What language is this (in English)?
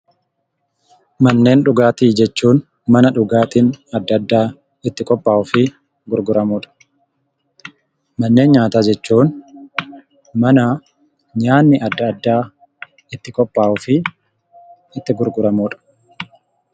Oromo